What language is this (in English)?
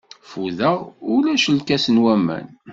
Kabyle